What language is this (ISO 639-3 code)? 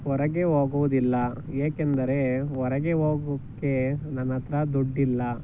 kan